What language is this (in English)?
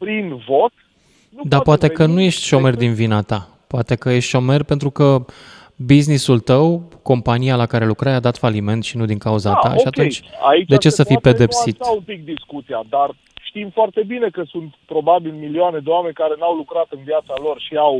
Romanian